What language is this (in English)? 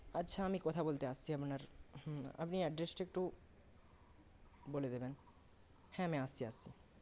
Bangla